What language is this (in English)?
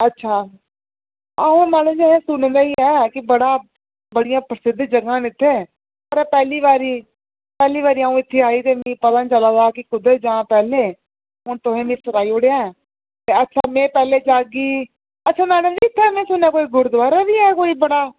Dogri